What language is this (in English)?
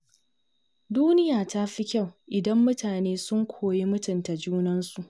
Hausa